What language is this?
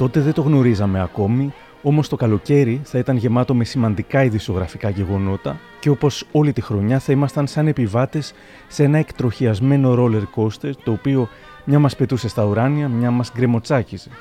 Greek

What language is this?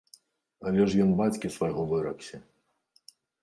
Belarusian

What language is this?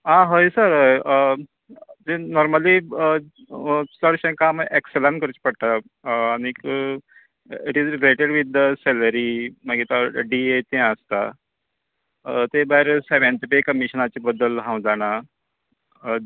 Konkani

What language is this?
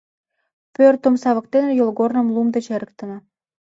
Mari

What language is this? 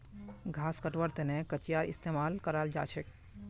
Magahi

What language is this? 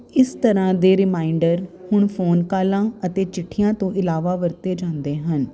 Punjabi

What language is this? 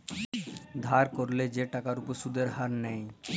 Bangla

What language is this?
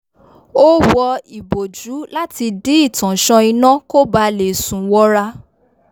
Yoruba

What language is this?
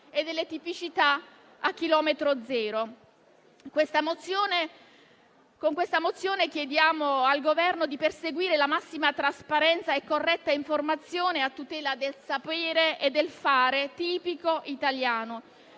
Italian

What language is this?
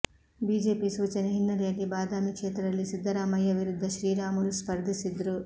Kannada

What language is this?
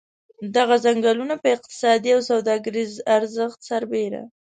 Pashto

